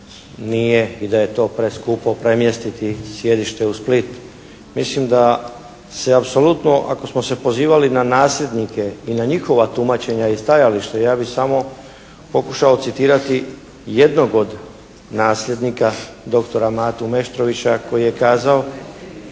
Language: Croatian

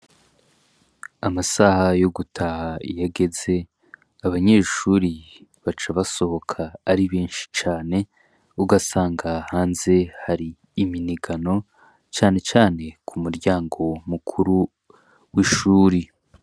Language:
Rundi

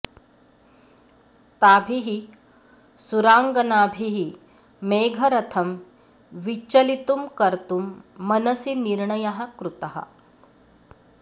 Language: Sanskrit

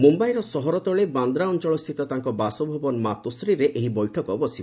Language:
Odia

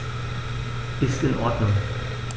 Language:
German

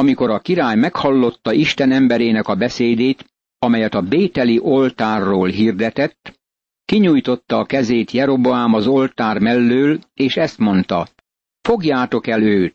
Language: Hungarian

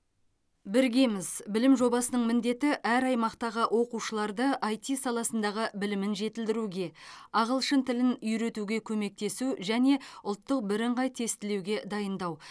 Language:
Kazakh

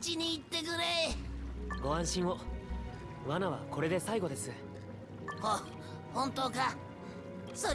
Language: Japanese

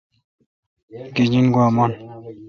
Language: Kalkoti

